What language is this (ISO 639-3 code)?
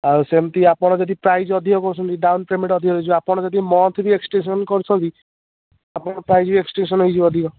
ori